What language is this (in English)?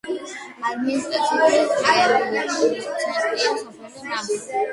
Georgian